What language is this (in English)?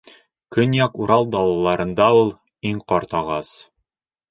Bashkir